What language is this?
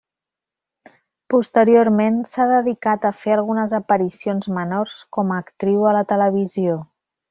Catalan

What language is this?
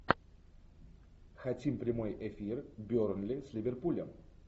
Russian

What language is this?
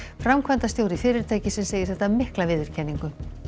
Icelandic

